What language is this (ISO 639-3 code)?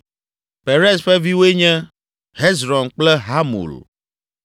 ewe